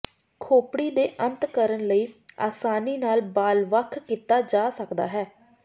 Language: Punjabi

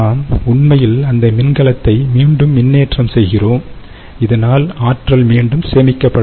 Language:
Tamil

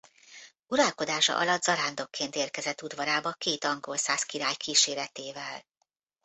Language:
Hungarian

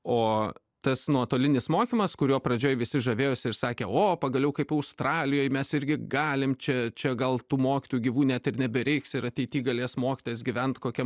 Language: Lithuanian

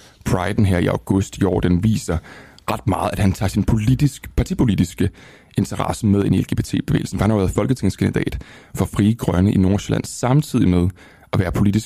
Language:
Danish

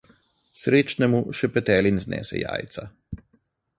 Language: Slovenian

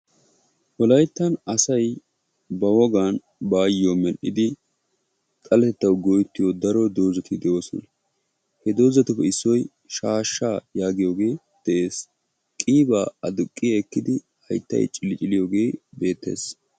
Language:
Wolaytta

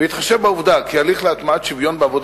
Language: Hebrew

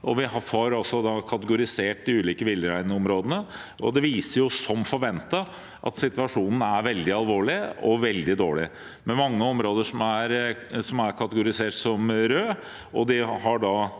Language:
Norwegian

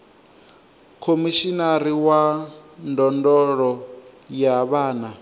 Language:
Venda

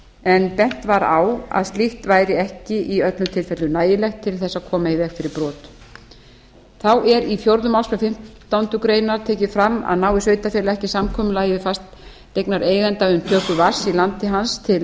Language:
Icelandic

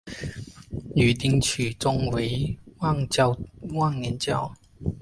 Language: Chinese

